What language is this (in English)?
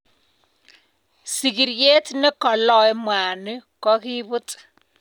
Kalenjin